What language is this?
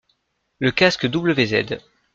French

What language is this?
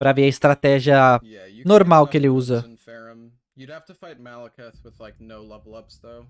Portuguese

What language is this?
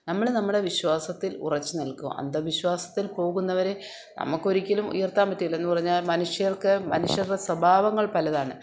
Malayalam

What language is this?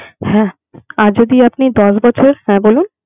Bangla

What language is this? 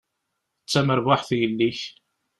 Kabyle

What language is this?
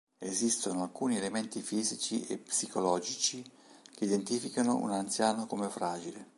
Italian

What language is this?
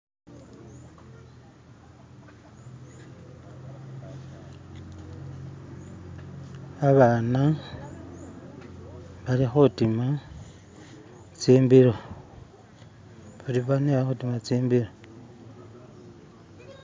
Masaaba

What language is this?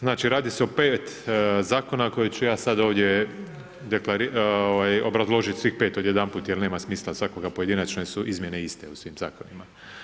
Croatian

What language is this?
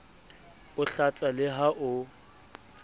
Southern Sotho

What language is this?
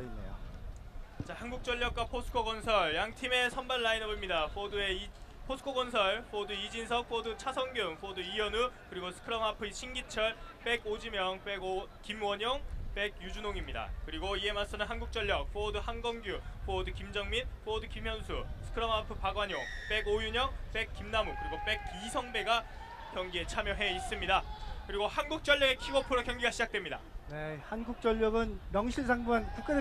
Korean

